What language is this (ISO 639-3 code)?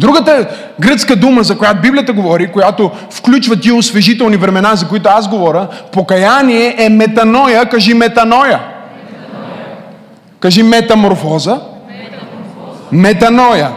bul